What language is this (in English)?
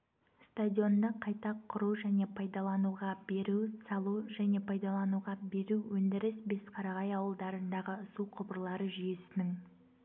Kazakh